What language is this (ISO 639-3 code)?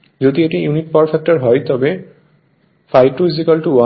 ben